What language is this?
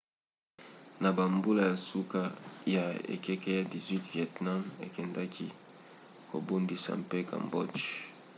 Lingala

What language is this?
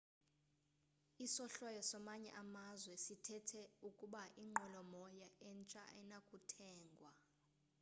Xhosa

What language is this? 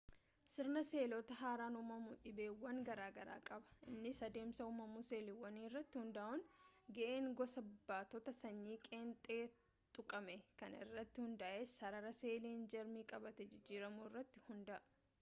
Oromo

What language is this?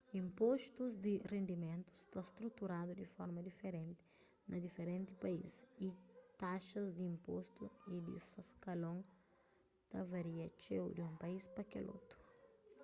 Kabuverdianu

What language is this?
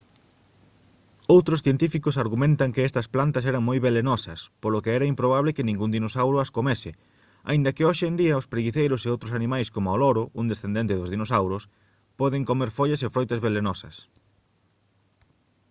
Galician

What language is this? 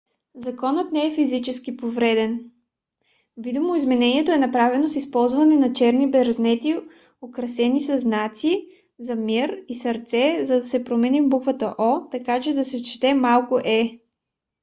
Bulgarian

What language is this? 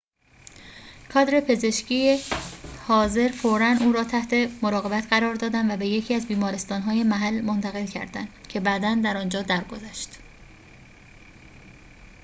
Persian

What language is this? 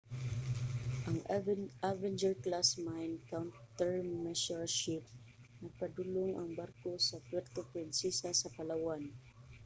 Cebuano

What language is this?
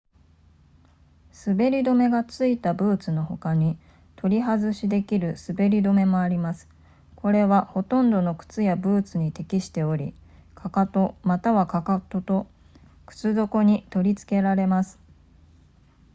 Japanese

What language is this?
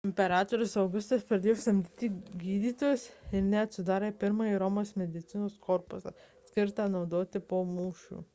Lithuanian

